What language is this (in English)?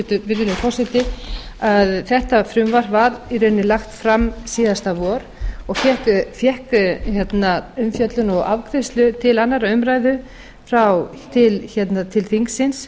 Icelandic